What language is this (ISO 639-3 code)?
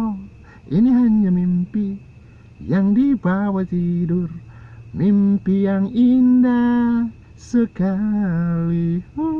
ind